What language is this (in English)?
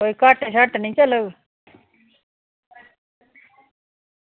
Dogri